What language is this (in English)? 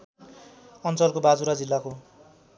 Nepali